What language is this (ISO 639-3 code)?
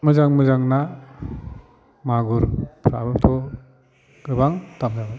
brx